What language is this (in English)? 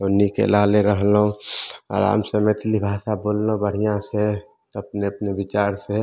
Maithili